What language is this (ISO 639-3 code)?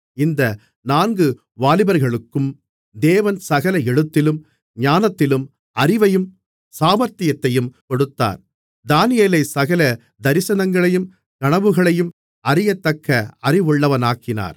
tam